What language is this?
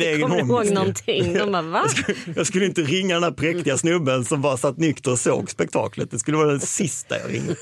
Swedish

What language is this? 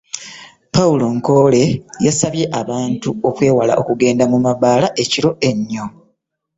Ganda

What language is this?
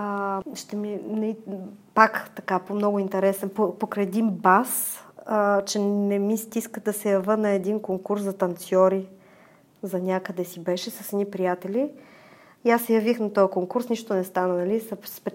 Bulgarian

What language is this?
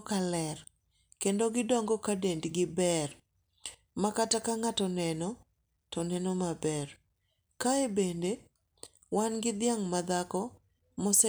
Luo (Kenya and Tanzania)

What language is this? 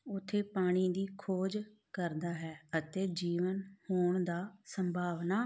Punjabi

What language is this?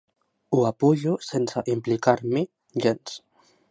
Catalan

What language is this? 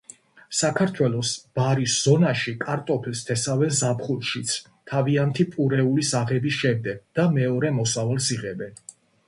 Georgian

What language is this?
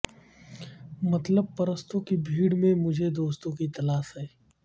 Urdu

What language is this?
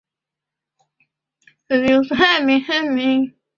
Chinese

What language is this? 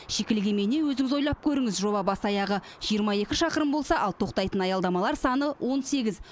Kazakh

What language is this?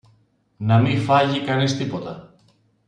Greek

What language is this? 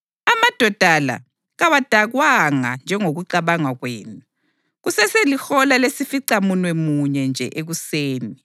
North Ndebele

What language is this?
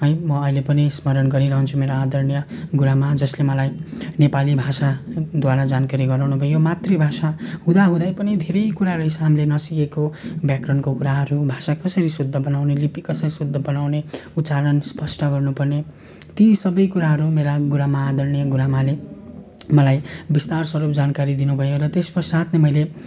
Nepali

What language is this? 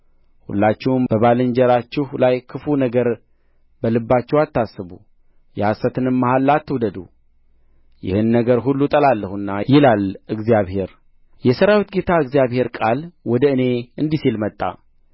Amharic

